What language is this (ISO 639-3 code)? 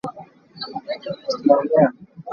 cnh